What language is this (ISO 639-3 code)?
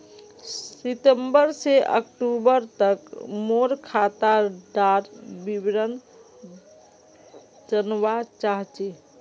mag